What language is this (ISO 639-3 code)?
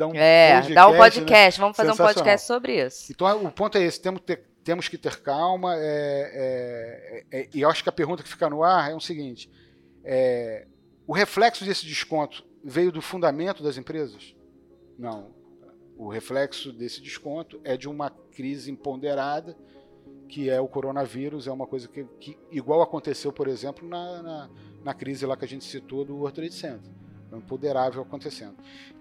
por